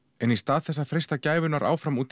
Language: Icelandic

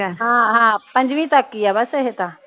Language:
Punjabi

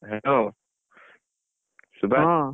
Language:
Odia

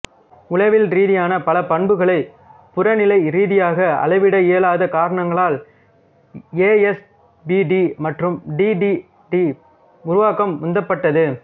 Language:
Tamil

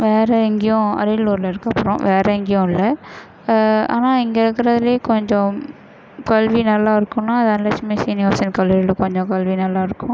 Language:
Tamil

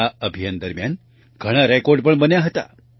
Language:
Gujarati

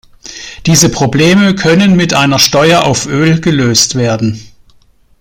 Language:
German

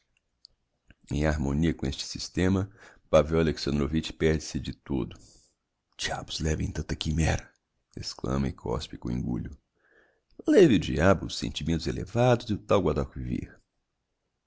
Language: Portuguese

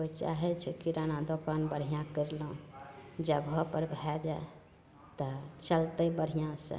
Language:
Maithili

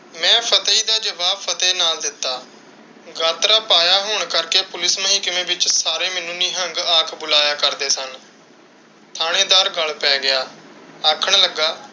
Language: Punjabi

